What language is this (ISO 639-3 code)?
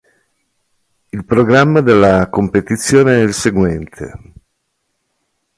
ita